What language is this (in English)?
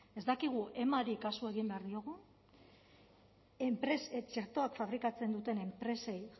Basque